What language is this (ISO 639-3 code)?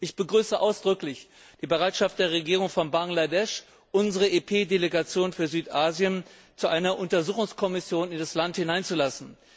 deu